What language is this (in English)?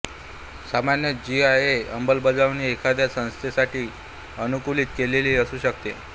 Marathi